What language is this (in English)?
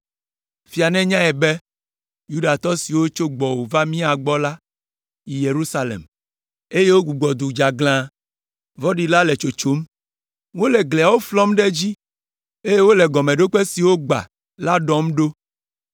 Ewe